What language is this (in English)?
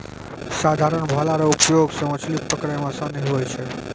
Maithili